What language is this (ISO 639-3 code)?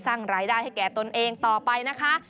tha